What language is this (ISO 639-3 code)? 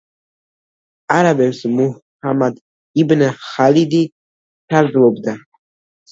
kat